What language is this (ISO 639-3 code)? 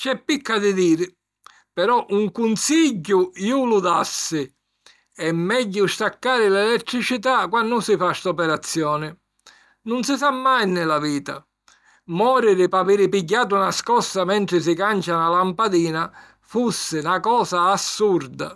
scn